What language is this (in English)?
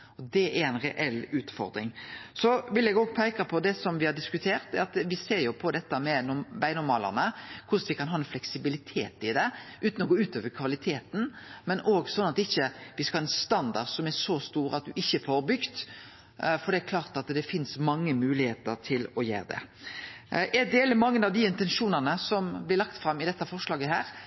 Norwegian Nynorsk